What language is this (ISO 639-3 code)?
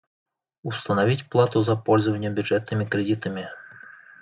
bak